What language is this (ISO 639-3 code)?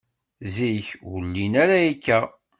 kab